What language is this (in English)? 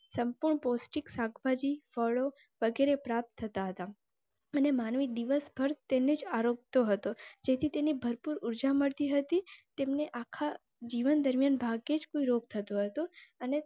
Gujarati